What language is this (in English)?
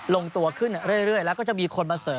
Thai